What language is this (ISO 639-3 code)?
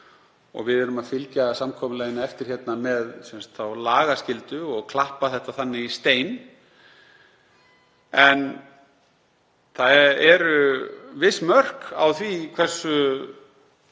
isl